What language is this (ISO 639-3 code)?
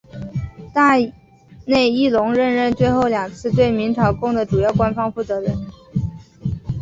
zho